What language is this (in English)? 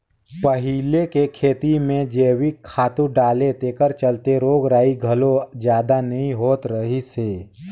Chhattisgarhi